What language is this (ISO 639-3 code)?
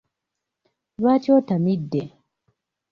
lug